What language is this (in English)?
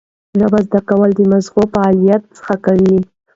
Pashto